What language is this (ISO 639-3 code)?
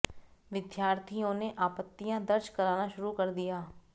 hin